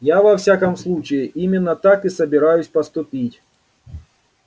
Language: Russian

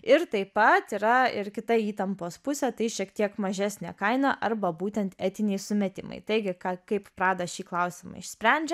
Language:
Lithuanian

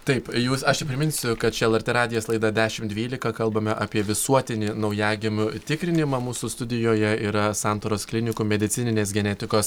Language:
Lithuanian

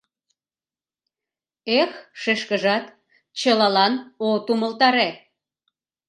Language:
Mari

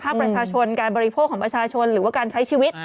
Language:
Thai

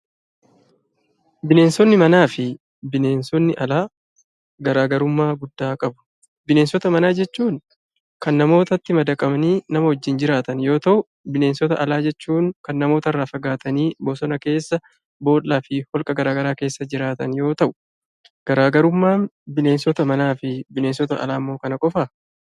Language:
Oromo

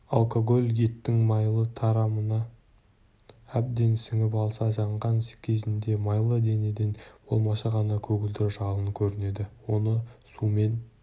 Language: Kazakh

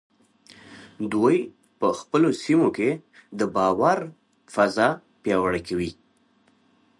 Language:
Pashto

